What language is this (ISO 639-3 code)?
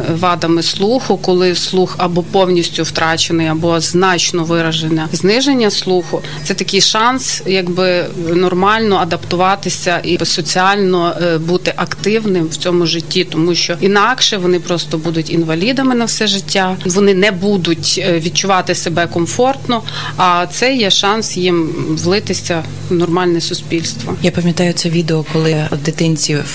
ukr